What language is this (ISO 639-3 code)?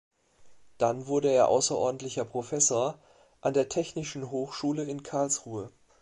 deu